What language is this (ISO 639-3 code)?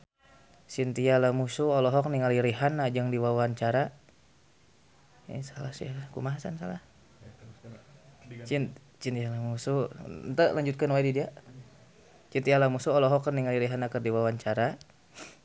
sun